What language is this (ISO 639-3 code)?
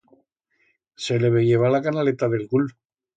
arg